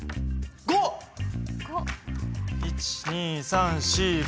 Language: Japanese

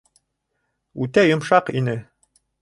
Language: Bashkir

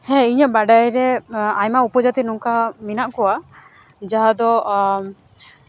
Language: Santali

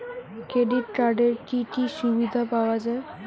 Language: Bangla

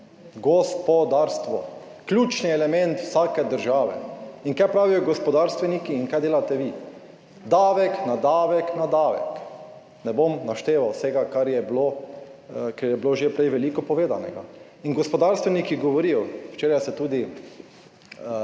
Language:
Slovenian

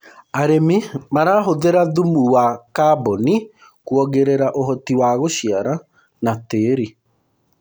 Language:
Kikuyu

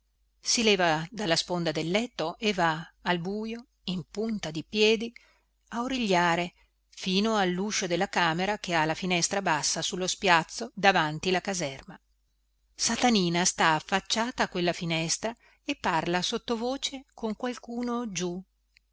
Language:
Italian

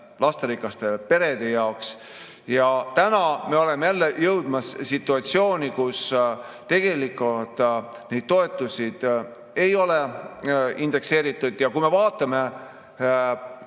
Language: Estonian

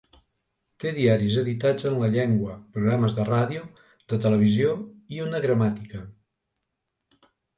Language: Catalan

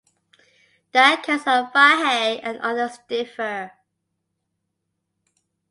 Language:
English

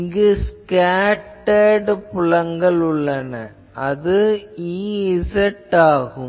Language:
Tamil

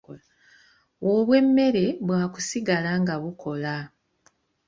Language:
Ganda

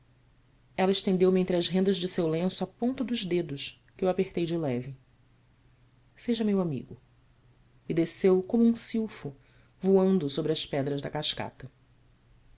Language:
Portuguese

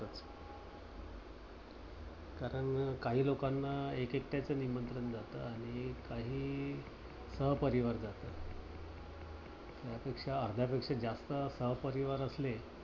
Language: Marathi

